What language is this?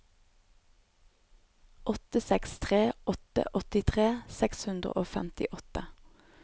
Norwegian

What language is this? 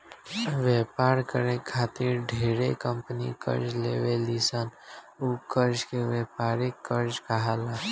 Bhojpuri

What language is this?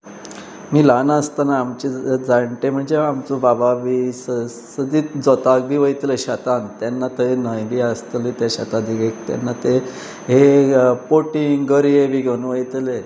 Konkani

